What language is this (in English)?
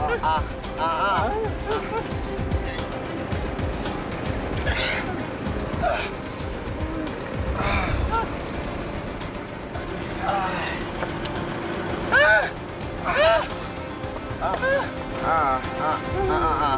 Malay